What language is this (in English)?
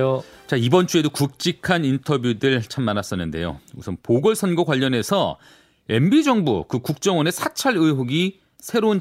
Korean